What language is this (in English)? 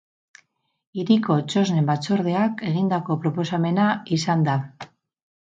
Basque